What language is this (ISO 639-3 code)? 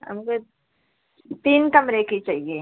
hin